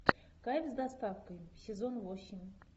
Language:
Russian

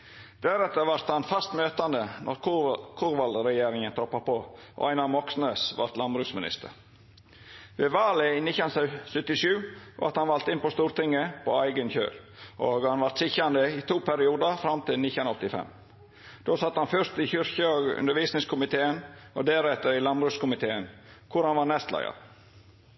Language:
Norwegian Nynorsk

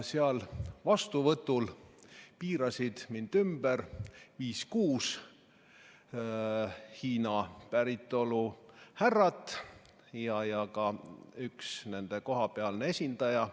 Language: Estonian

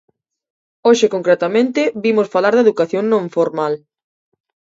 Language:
Galician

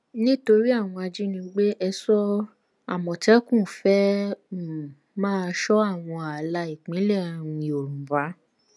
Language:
Yoruba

